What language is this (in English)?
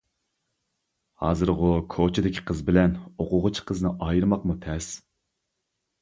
Uyghur